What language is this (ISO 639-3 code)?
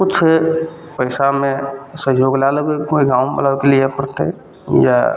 mai